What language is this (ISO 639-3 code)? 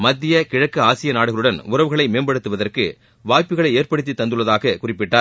tam